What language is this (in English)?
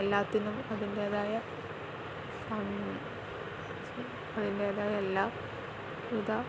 Malayalam